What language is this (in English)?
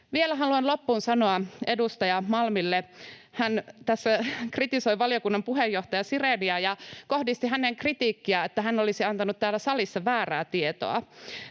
Finnish